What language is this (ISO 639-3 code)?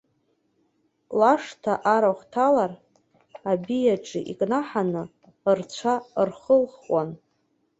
abk